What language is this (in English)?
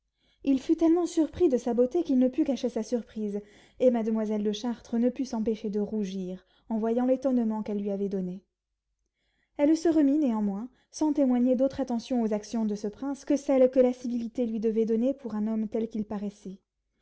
French